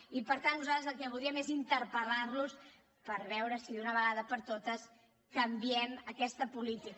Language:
Catalan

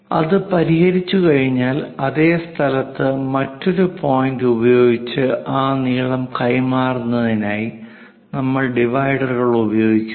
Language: Malayalam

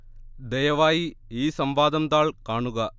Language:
Malayalam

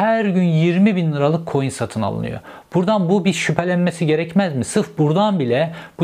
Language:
Turkish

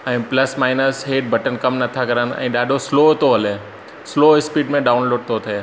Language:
Sindhi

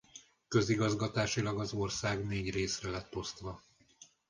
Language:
Hungarian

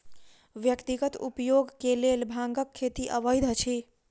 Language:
Maithili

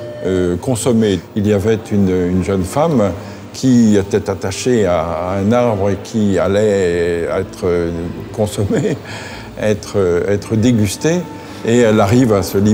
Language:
French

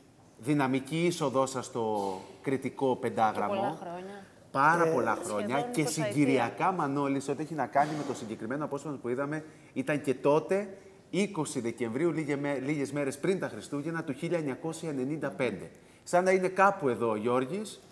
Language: Greek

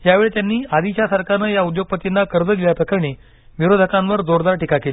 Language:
Marathi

